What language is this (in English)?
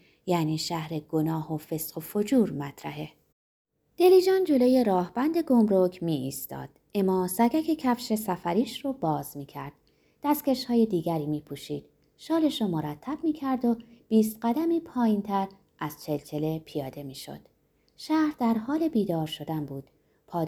Persian